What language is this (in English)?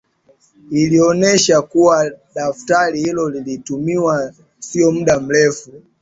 Swahili